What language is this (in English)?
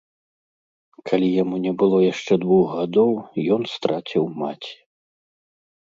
Belarusian